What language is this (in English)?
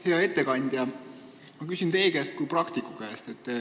Estonian